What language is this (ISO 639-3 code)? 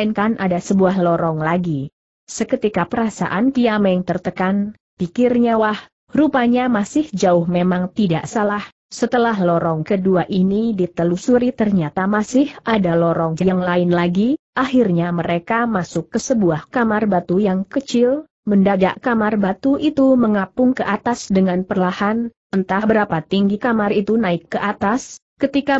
ind